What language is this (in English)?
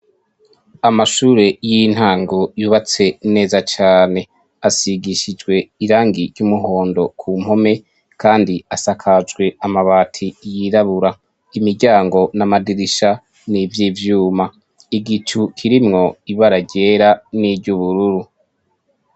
Rundi